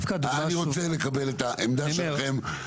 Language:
Hebrew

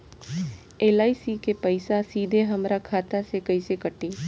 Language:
Bhojpuri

